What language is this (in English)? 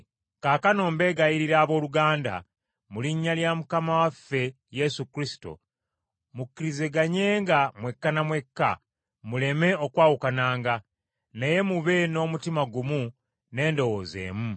Ganda